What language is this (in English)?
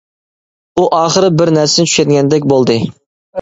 Uyghur